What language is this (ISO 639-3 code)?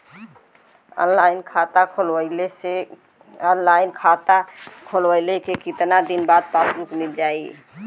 bho